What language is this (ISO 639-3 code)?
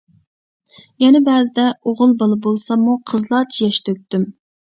uig